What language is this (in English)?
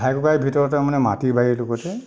Assamese